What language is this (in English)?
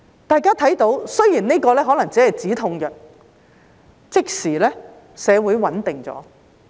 Cantonese